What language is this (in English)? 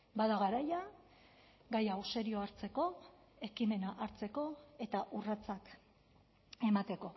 Basque